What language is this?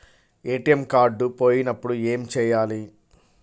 Telugu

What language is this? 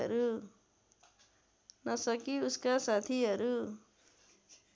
Nepali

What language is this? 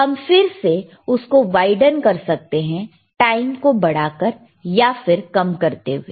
Hindi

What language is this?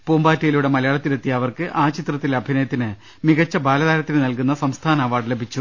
Malayalam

